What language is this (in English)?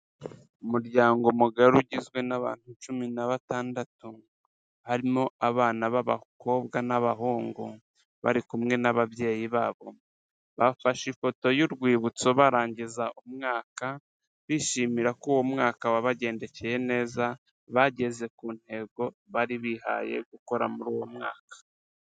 Kinyarwanda